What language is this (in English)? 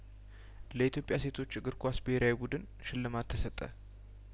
Amharic